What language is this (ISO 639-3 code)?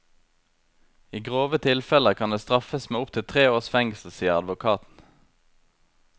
nor